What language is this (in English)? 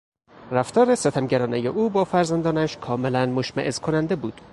Persian